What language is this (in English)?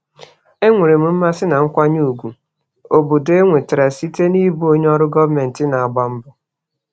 Igbo